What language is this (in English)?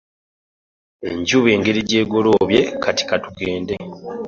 Ganda